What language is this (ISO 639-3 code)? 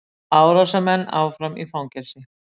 isl